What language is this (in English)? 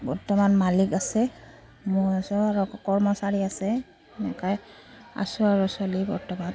Assamese